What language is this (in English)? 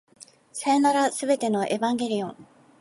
Japanese